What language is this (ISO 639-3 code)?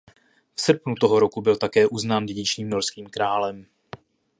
ces